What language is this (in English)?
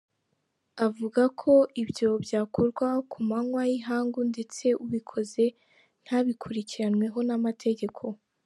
Kinyarwanda